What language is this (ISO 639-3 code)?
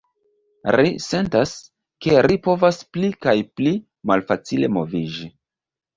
epo